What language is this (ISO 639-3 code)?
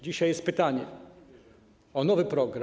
pol